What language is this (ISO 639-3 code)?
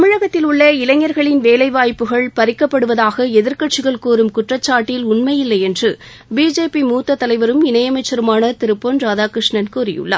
tam